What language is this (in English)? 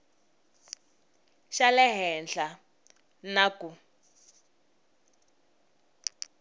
Tsonga